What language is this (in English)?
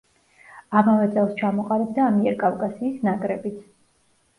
Georgian